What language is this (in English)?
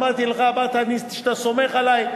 Hebrew